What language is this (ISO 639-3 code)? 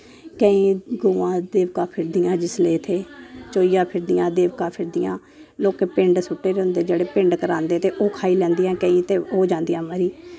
doi